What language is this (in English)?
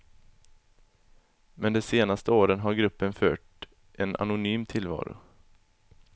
Swedish